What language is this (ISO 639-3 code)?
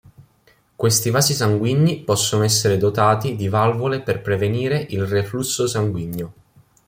ita